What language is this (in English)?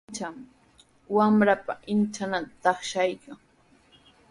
Sihuas Ancash Quechua